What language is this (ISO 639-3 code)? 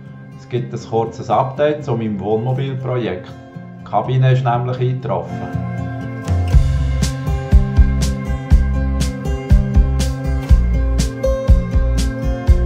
deu